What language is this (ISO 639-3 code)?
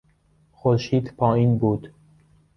fas